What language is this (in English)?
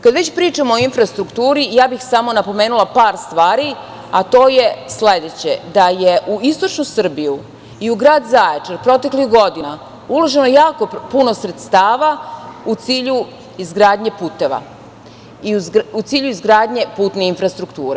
Serbian